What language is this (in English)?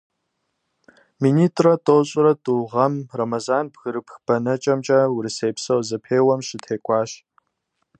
Kabardian